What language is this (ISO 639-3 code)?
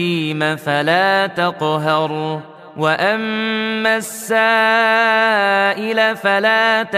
ara